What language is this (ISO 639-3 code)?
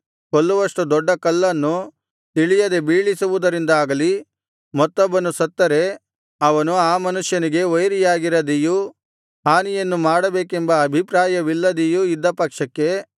kan